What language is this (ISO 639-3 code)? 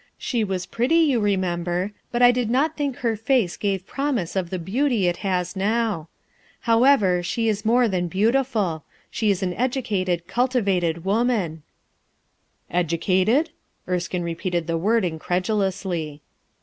eng